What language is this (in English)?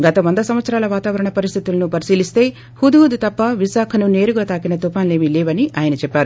Telugu